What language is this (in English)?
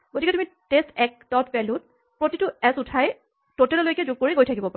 Assamese